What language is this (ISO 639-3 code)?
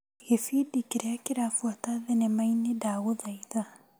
kik